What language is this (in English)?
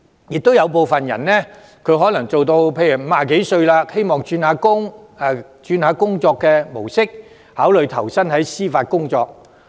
Cantonese